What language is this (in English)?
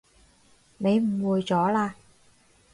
Cantonese